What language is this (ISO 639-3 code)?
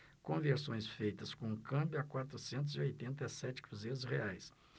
por